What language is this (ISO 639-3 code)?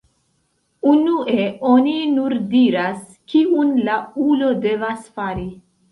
epo